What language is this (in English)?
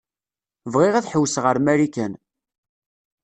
Kabyle